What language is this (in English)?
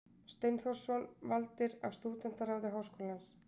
Icelandic